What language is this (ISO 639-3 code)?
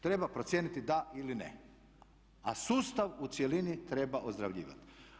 hrv